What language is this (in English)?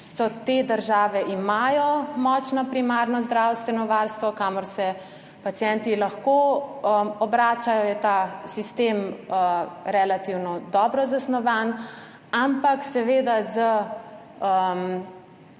Slovenian